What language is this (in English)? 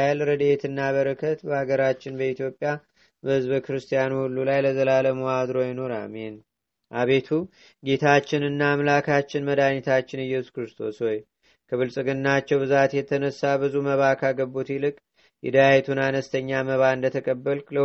Amharic